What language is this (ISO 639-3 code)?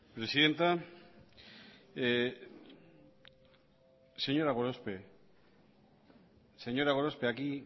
eus